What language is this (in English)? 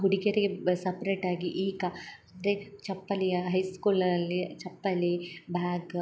Kannada